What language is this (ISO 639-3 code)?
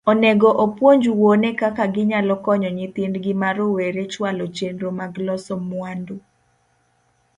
luo